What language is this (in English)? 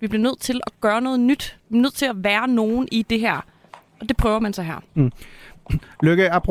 Danish